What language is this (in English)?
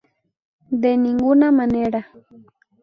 Spanish